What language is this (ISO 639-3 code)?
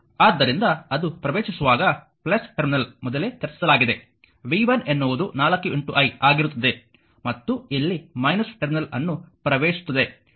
kan